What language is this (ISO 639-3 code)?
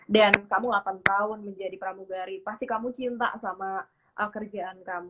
ind